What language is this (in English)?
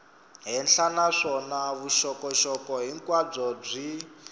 Tsonga